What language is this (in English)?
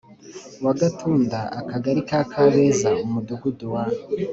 Kinyarwanda